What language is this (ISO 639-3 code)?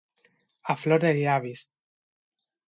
cat